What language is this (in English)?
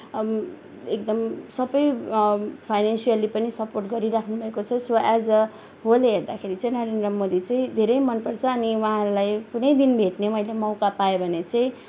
Nepali